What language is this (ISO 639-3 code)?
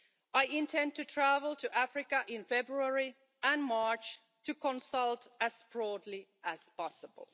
eng